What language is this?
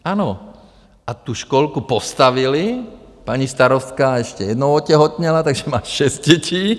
Czech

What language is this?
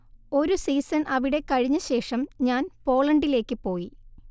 Malayalam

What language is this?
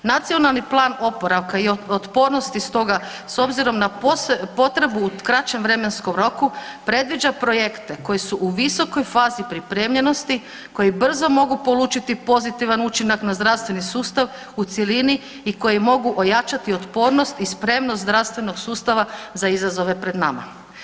Croatian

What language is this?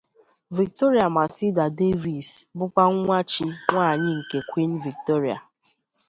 Igbo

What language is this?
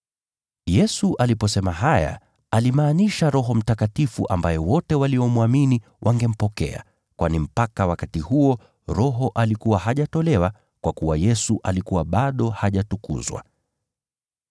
Swahili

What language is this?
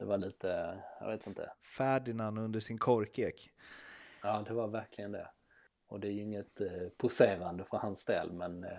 Swedish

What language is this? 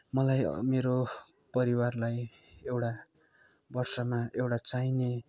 Nepali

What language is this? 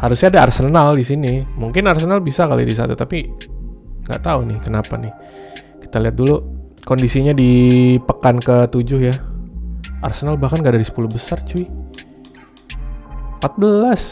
Indonesian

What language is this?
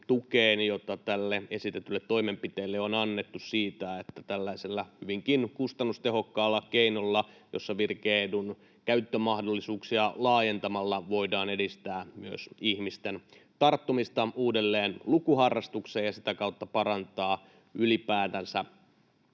Finnish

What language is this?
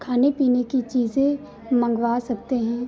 Hindi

